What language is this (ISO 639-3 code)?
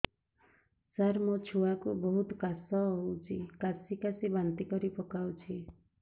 ori